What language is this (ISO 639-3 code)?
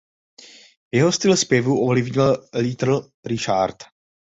ces